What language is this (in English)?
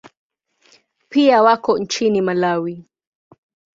Swahili